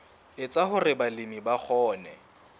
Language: Southern Sotho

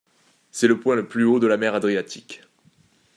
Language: French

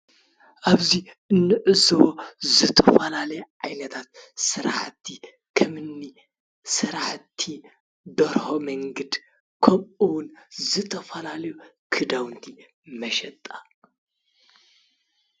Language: Tigrinya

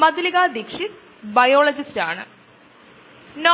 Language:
Malayalam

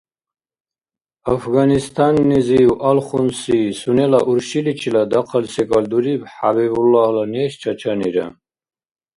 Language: Dargwa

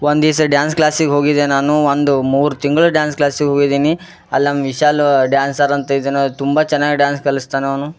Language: Kannada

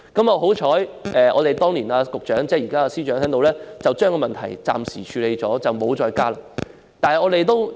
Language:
Cantonese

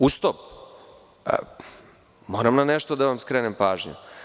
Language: Serbian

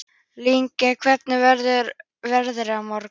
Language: Icelandic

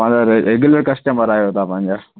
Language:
Sindhi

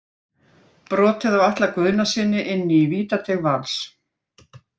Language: Icelandic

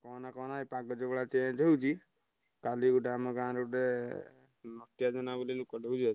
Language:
Odia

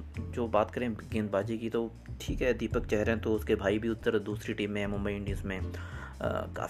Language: Hindi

